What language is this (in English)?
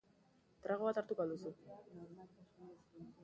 Basque